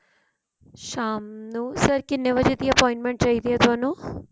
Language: Punjabi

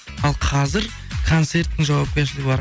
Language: Kazakh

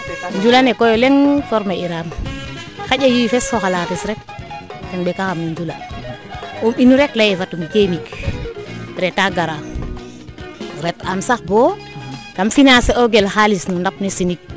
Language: Serer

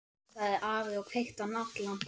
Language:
Icelandic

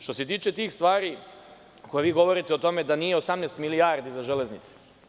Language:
Serbian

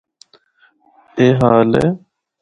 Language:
Northern Hindko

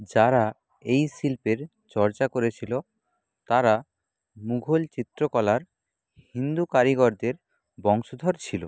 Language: Bangla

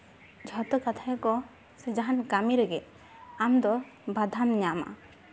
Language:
Santali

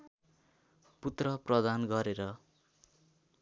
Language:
Nepali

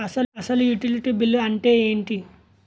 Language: Telugu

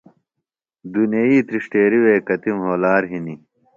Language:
Phalura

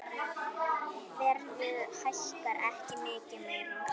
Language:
Icelandic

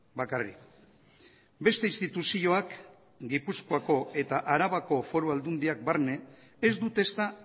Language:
Basque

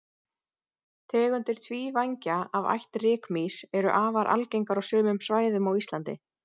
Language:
Icelandic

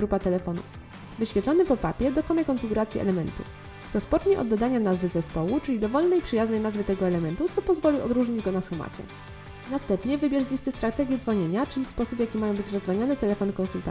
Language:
Polish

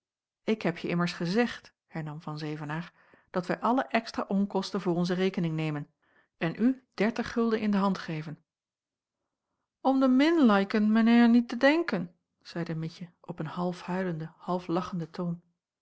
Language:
Dutch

